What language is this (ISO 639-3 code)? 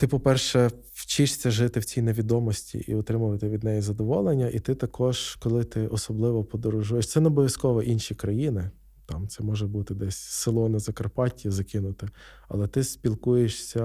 ukr